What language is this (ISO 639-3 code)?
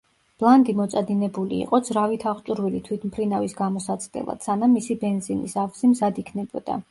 kat